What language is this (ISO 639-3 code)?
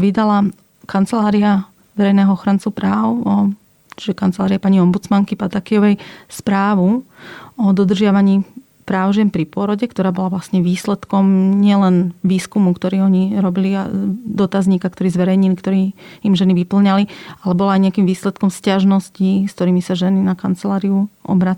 slk